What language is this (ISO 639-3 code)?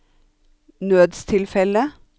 nor